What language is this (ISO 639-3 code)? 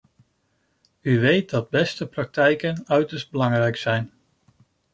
nld